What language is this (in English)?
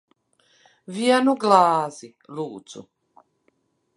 Latvian